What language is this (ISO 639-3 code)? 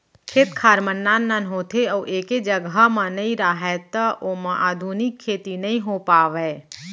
hne